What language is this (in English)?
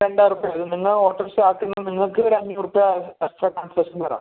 Malayalam